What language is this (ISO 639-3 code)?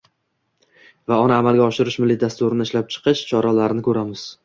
uzb